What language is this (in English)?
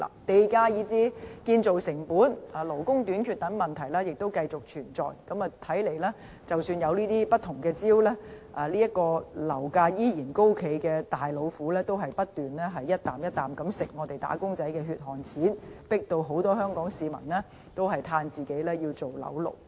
Cantonese